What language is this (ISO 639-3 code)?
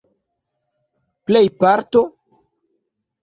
epo